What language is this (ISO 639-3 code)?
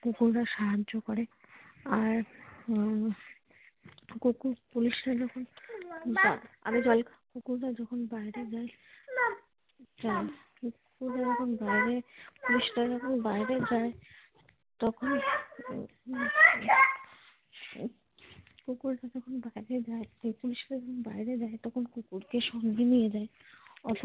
ben